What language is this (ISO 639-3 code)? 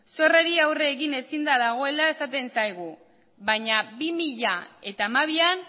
eus